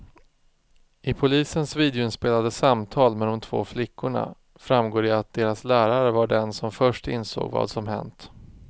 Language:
Swedish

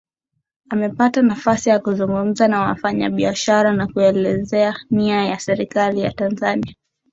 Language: Swahili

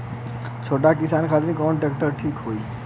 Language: Bhojpuri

